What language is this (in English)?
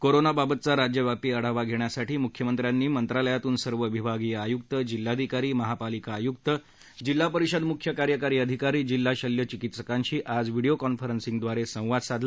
Marathi